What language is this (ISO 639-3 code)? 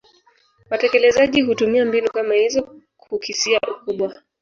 swa